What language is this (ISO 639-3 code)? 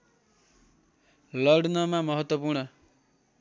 nep